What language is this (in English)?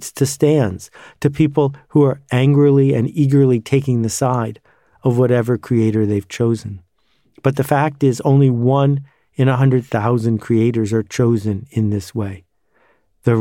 English